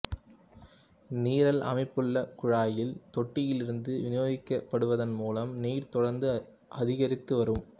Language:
Tamil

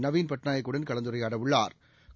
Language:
Tamil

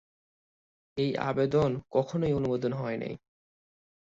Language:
Bangla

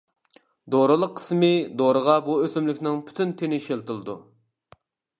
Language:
Uyghur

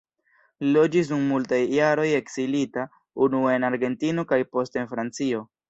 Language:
Esperanto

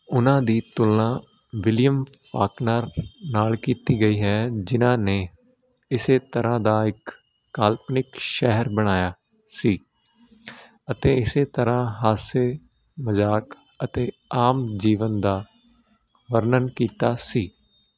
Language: Punjabi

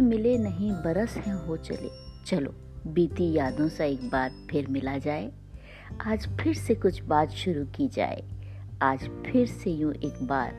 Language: Hindi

